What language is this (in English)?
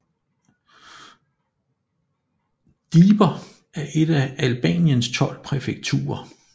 Danish